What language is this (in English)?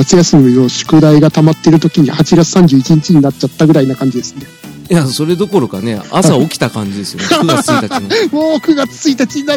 Japanese